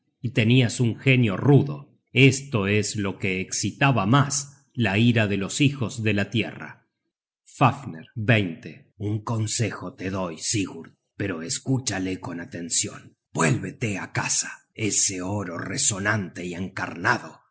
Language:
Spanish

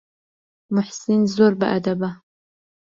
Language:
Central Kurdish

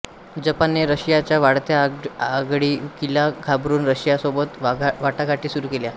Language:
Marathi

